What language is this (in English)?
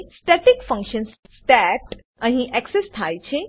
Gujarati